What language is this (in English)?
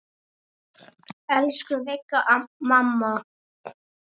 Icelandic